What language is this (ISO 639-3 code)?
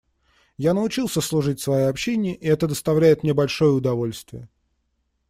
rus